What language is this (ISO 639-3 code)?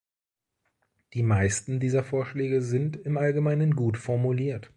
deu